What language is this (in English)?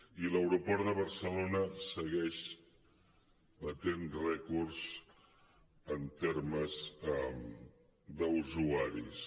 Catalan